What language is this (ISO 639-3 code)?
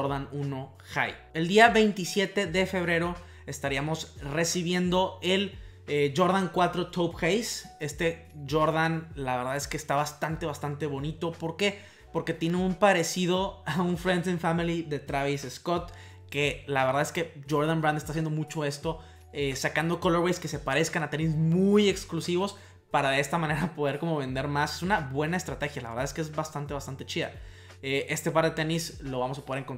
spa